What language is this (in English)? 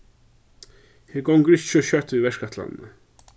Faroese